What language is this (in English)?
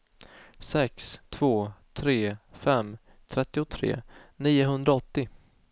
Swedish